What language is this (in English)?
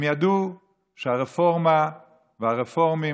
Hebrew